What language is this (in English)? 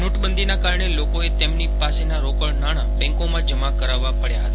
Gujarati